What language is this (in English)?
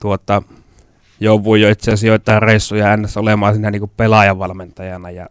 Finnish